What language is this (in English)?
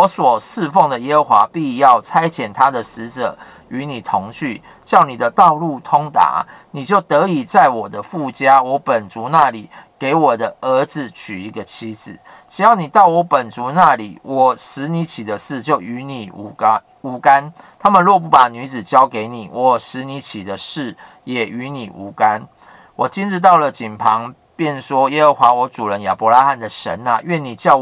Chinese